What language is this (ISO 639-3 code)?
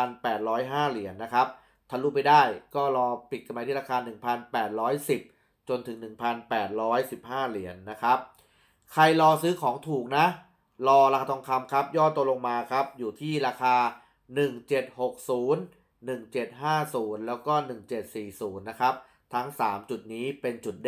tha